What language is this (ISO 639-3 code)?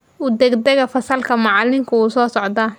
som